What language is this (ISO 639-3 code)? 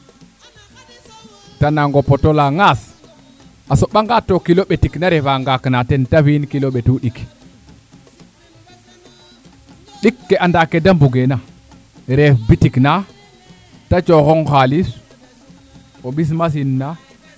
srr